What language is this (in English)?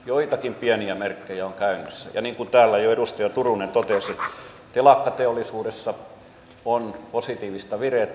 Finnish